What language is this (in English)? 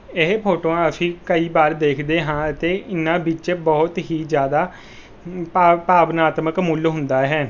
Punjabi